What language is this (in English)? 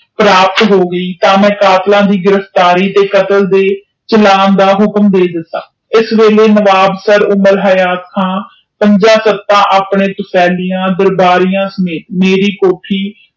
Punjabi